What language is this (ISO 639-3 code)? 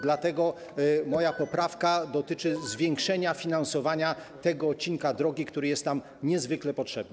pol